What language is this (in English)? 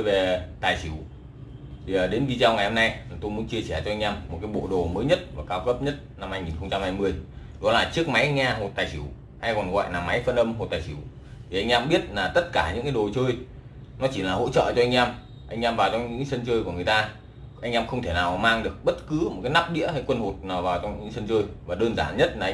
Vietnamese